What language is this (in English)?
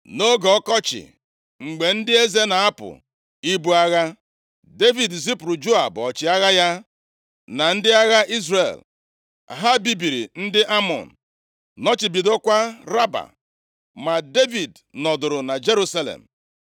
Igbo